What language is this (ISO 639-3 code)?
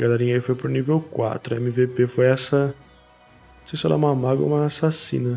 por